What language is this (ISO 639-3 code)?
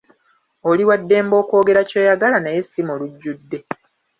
lug